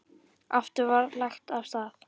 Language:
Icelandic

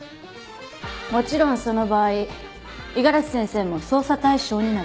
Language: Japanese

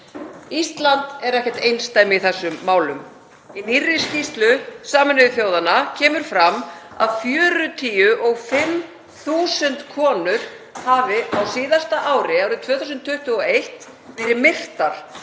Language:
Icelandic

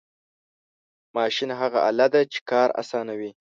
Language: Pashto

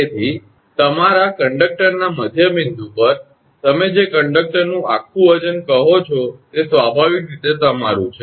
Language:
Gujarati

